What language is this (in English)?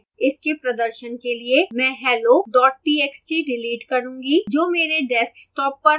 Hindi